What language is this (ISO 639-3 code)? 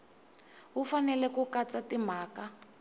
tso